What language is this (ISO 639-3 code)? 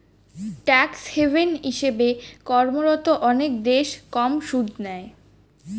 ben